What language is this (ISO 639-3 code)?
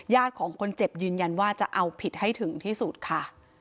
tha